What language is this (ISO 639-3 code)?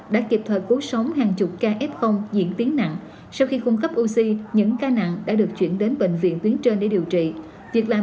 vie